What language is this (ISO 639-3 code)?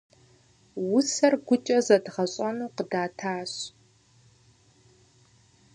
kbd